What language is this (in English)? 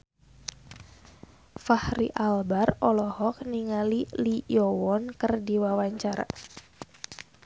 Sundanese